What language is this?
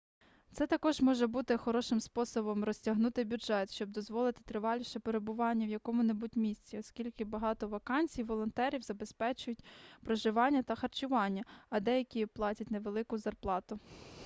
Ukrainian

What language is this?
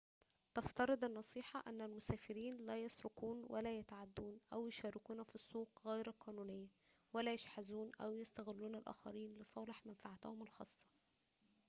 Arabic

